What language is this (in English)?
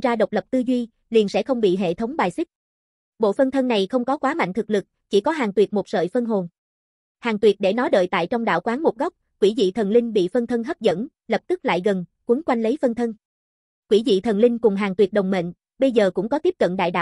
Vietnamese